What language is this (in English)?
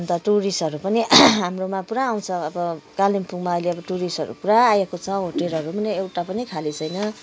Nepali